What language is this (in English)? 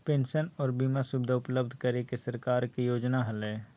Magahi